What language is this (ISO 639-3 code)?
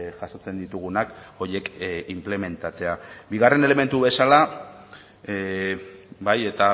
eus